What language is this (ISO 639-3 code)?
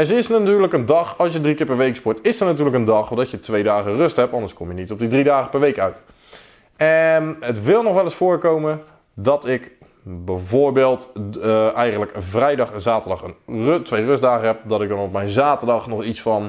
nld